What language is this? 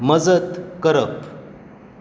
Konkani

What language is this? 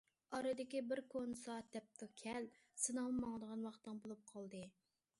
Uyghur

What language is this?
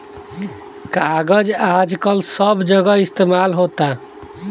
Bhojpuri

